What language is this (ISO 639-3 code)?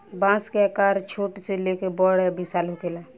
bho